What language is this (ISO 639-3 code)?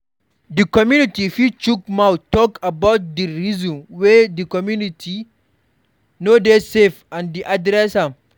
pcm